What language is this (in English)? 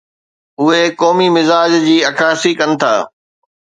Sindhi